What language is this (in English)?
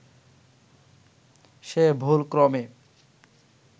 Bangla